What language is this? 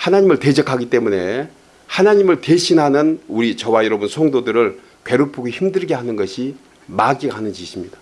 Korean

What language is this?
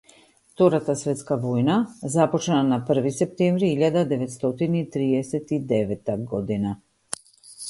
Macedonian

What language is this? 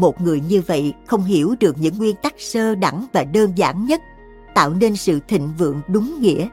Vietnamese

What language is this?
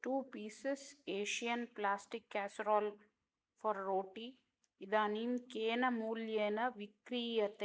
Sanskrit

